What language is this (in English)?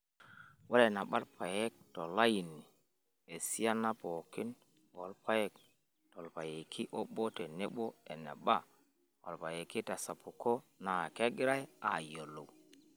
Masai